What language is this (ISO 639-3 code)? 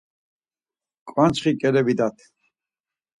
lzz